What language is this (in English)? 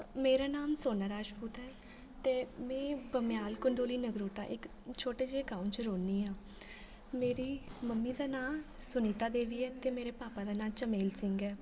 Dogri